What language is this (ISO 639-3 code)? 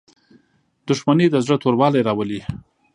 pus